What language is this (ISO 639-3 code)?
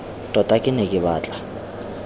tsn